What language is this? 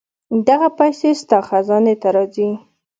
Pashto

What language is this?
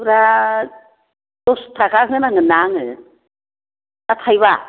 Bodo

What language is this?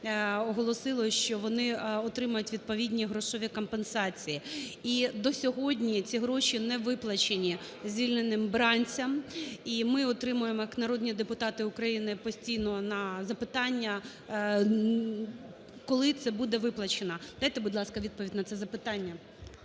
Ukrainian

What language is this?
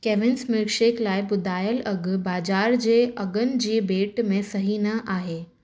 Sindhi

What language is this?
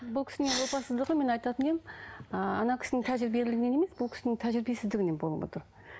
Kazakh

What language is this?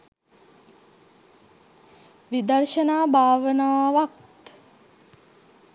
Sinhala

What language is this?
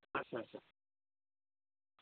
Dogri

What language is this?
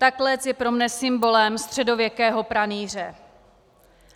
Czech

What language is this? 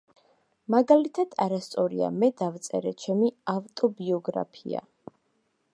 Georgian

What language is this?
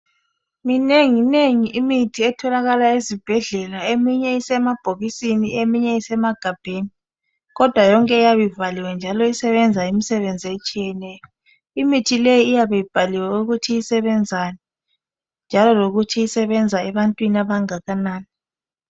North Ndebele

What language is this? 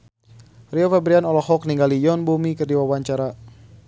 Sundanese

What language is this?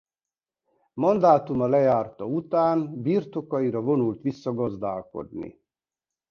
Hungarian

